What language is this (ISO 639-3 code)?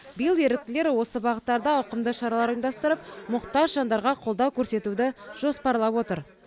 kaz